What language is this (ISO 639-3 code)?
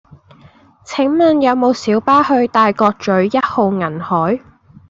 yue